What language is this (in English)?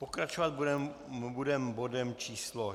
Czech